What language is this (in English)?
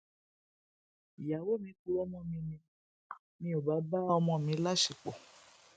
Yoruba